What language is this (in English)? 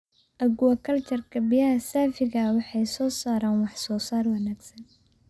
Somali